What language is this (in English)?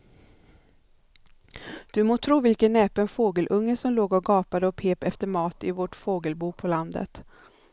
Swedish